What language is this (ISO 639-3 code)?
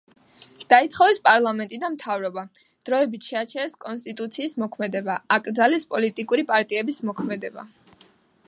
kat